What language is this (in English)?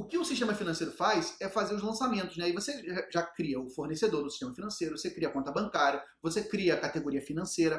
Portuguese